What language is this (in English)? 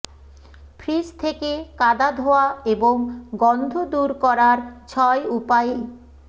Bangla